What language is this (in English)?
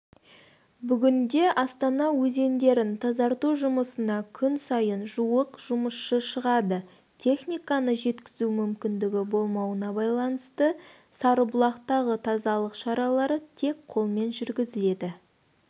Kazakh